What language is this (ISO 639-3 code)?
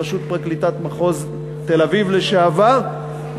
heb